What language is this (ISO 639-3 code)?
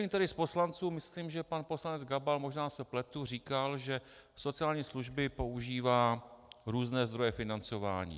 ces